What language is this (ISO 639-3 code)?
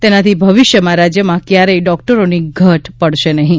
guj